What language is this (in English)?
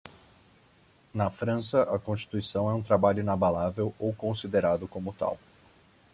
Portuguese